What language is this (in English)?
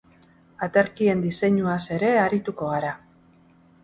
Basque